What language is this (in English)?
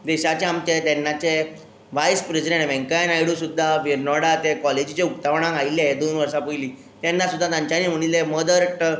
Konkani